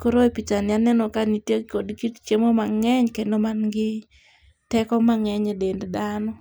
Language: Luo (Kenya and Tanzania)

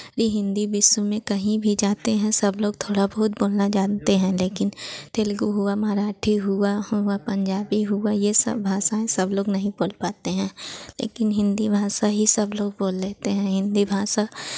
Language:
Hindi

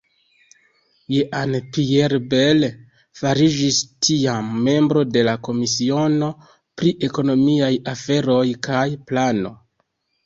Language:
Esperanto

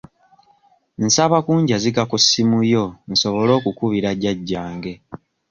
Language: Ganda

